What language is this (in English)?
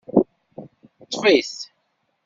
Kabyle